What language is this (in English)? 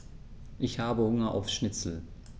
German